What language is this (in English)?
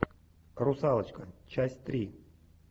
Russian